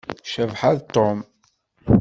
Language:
Kabyle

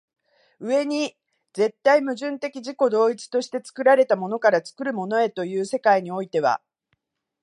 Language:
Japanese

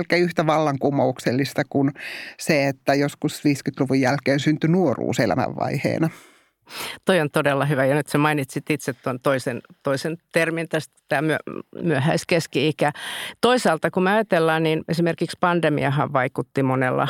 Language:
Finnish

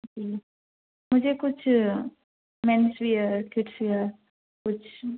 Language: Urdu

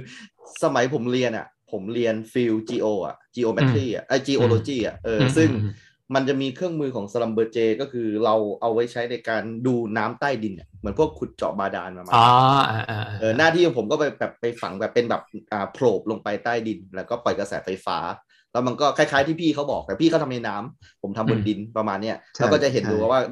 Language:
Thai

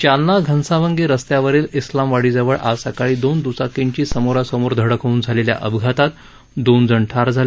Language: Marathi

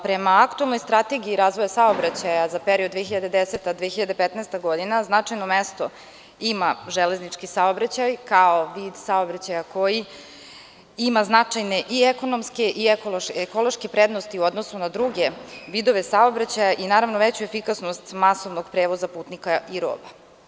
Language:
Serbian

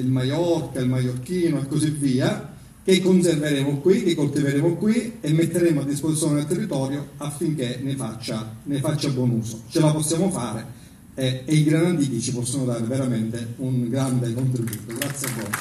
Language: Italian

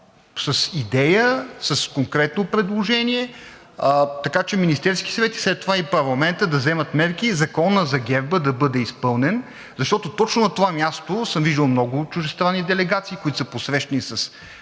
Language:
Bulgarian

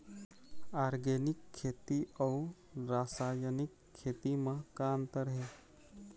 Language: Chhattisgarhi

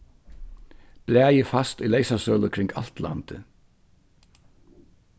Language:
Faroese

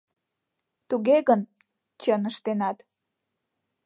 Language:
Mari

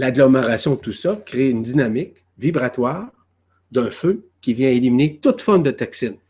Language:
French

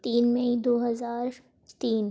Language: Urdu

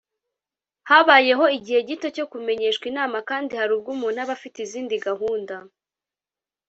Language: Kinyarwanda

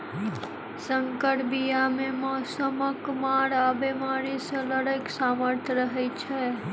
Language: Maithili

